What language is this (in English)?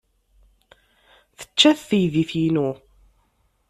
Kabyle